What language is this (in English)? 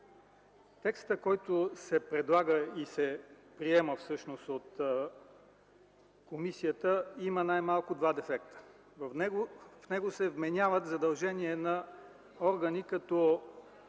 Bulgarian